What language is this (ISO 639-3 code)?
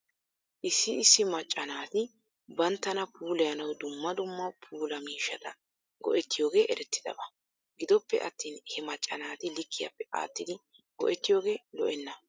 wal